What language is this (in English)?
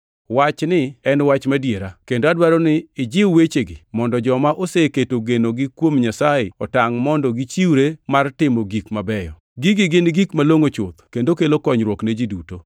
Luo (Kenya and Tanzania)